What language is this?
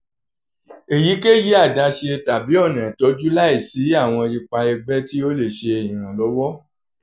Yoruba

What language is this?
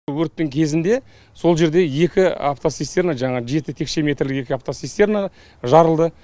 Kazakh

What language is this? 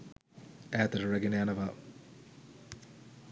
Sinhala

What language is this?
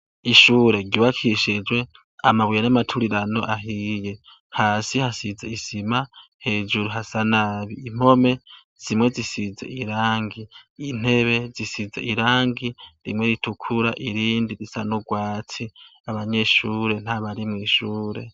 Rundi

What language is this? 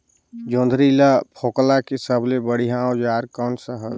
Chhattisgarhi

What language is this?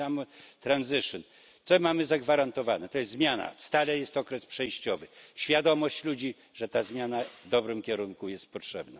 Polish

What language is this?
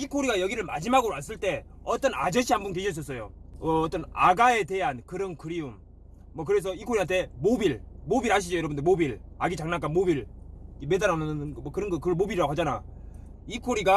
Korean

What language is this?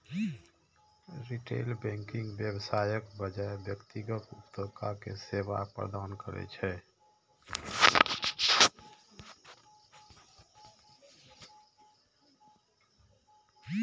Maithili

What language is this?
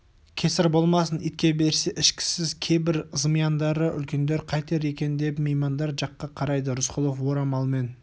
Kazakh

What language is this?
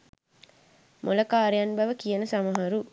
Sinhala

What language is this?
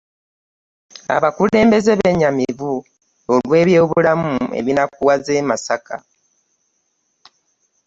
Ganda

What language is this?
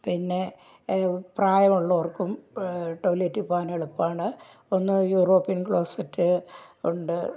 Malayalam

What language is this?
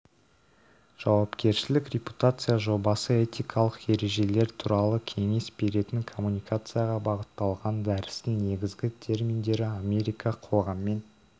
Kazakh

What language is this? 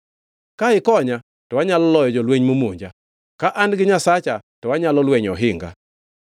Luo (Kenya and Tanzania)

